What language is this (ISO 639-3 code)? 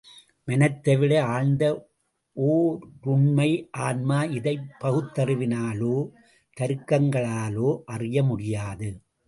tam